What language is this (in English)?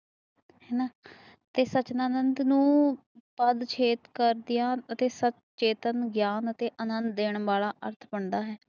Punjabi